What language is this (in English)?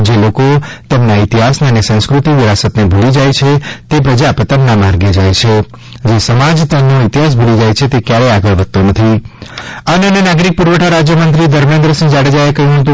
Gujarati